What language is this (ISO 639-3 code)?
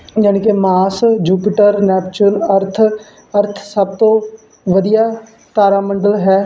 pan